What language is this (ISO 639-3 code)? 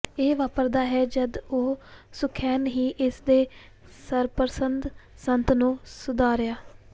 pan